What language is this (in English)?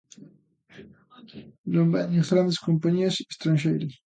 Galician